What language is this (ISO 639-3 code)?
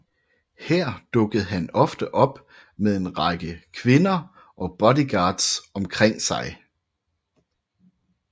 dan